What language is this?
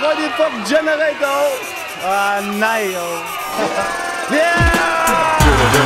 Dutch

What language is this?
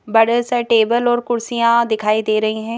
Hindi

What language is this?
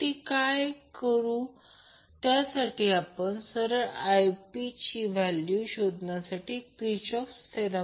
Marathi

